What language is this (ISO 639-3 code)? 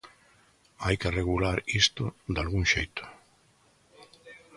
glg